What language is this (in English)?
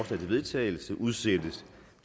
Danish